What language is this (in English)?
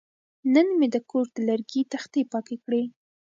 Pashto